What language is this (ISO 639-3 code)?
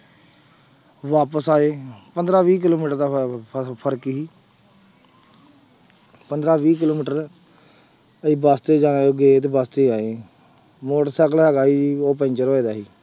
pan